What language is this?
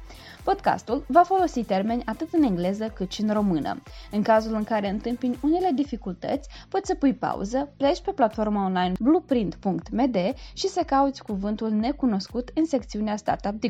Romanian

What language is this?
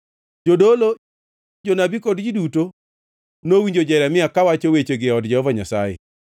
Luo (Kenya and Tanzania)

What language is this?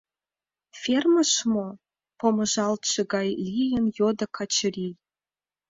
Mari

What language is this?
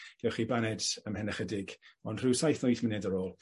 Welsh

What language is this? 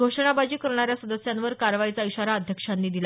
Marathi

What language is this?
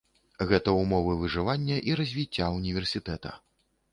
Belarusian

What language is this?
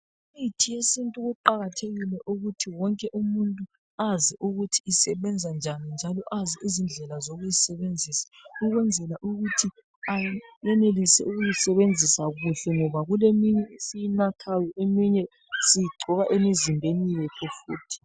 North Ndebele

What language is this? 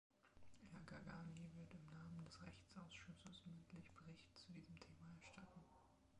German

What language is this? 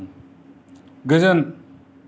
Bodo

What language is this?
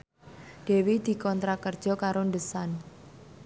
Javanese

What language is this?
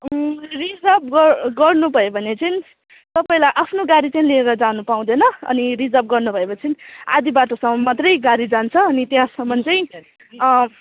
Nepali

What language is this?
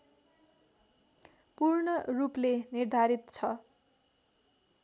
Nepali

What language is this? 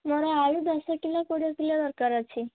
Odia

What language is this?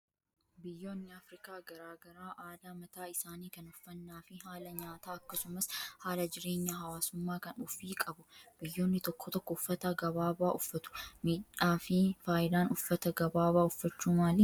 Oromo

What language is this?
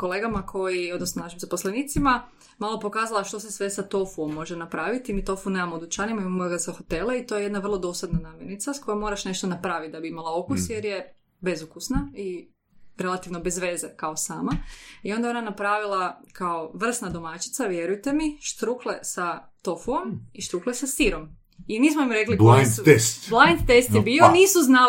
Croatian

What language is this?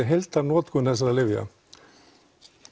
Icelandic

